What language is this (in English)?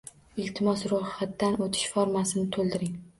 Uzbek